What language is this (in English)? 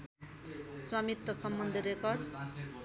Nepali